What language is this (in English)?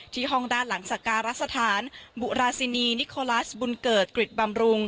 Thai